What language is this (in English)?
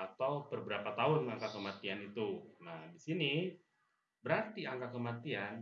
Indonesian